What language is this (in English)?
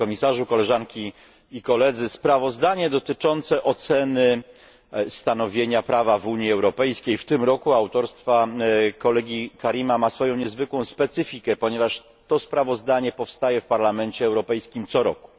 Polish